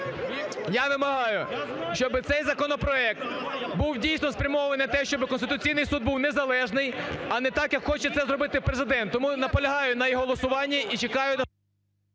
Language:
Ukrainian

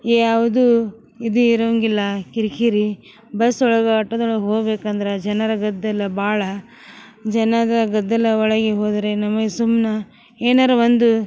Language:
Kannada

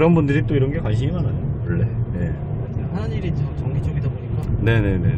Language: Korean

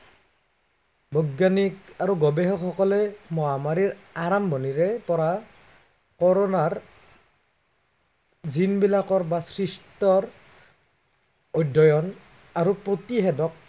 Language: Assamese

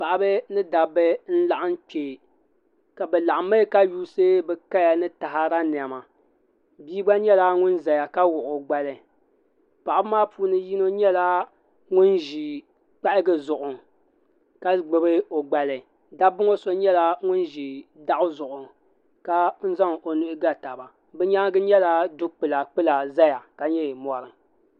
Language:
Dagbani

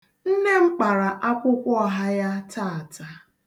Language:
Igbo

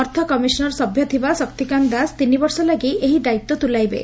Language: Odia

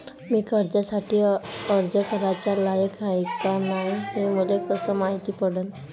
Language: Marathi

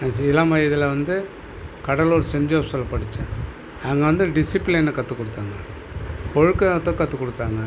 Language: Tamil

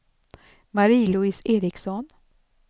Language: Swedish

